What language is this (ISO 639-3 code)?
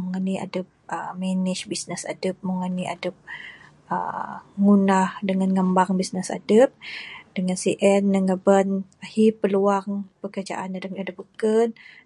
sdo